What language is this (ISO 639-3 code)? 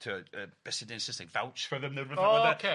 cym